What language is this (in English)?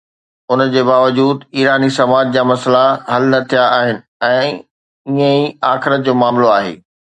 Sindhi